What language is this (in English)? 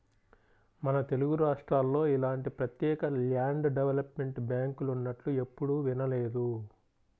Telugu